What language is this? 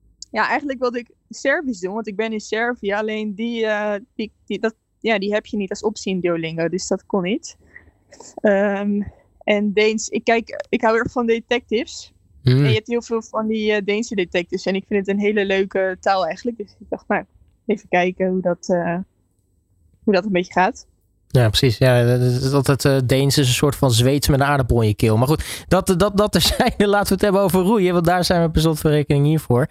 Dutch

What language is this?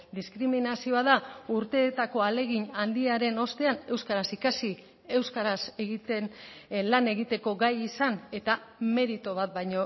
Basque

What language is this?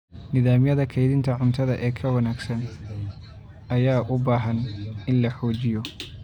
Somali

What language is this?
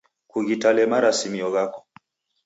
Taita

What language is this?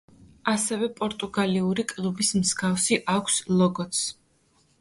Georgian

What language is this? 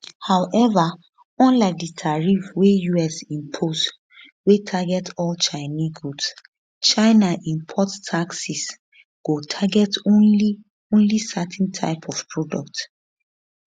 Nigerian Pidgin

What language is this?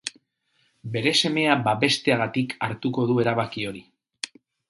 Basque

